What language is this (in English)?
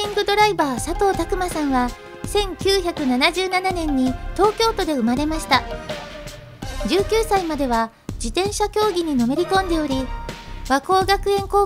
Japanese